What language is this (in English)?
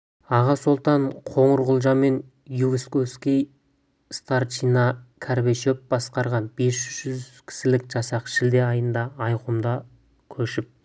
Kazakh